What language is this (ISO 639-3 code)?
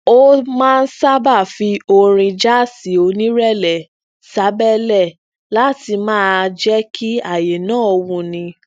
yor